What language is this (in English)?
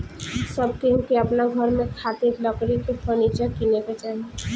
Bhojpuri